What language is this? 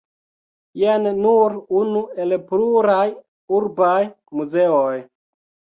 Esperanto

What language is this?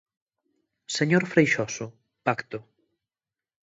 Galician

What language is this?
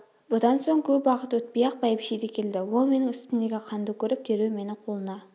Kazakh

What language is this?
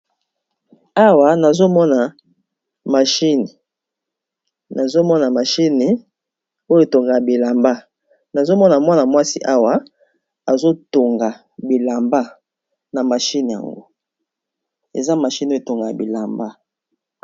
Lingala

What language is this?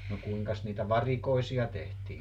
Finnish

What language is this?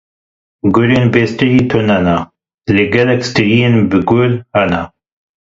Kurdish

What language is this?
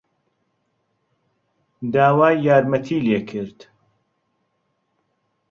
Central Kurdish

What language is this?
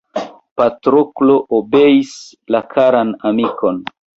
Esperanto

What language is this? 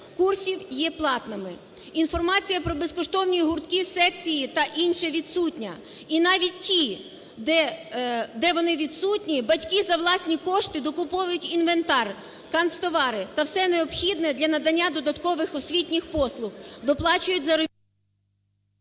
Ukrainian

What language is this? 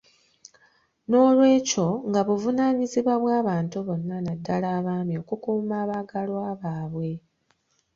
Ganda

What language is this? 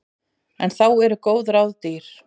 Icelandic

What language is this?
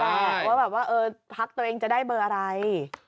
Thai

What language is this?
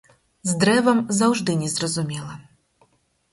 Belarusian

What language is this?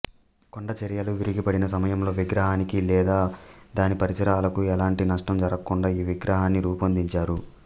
Telugu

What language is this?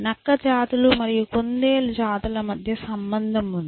Telugu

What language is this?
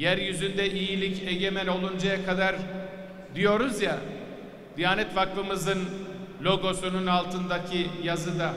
Turkish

